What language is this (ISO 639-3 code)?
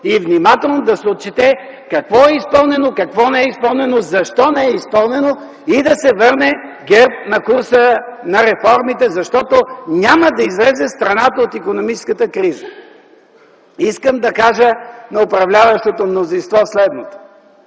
bul